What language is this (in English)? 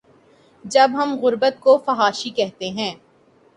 Urdu